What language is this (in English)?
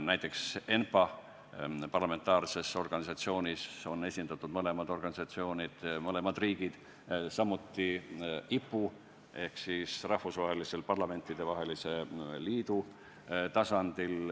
Estonian